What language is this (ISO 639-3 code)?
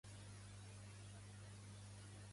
cat